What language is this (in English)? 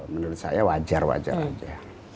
Indonesian